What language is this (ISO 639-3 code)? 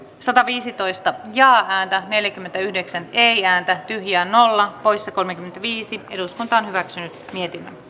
fin